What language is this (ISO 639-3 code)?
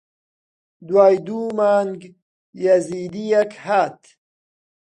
ckb